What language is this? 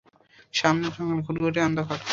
Bangla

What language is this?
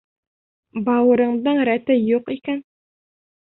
Bashkir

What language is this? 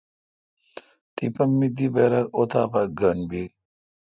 Kalkoti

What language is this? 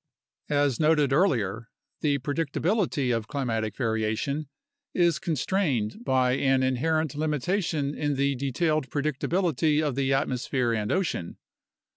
English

